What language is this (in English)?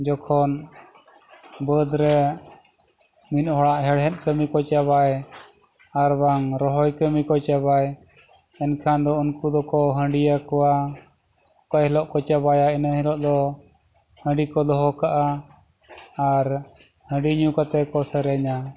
Santali